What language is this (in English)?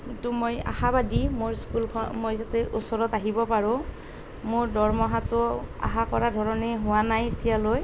Assamese